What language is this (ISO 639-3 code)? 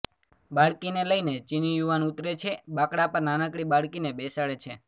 guj